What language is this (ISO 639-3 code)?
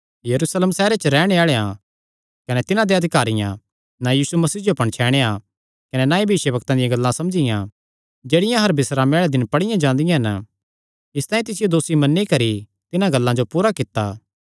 xnr